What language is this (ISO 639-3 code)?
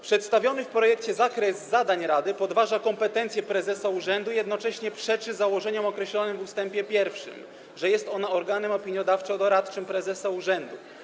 pol